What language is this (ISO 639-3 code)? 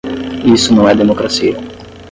por